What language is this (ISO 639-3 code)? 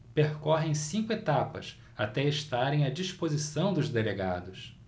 por